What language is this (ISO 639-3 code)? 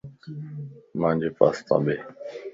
lss